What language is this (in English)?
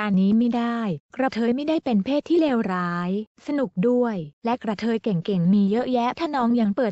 Thai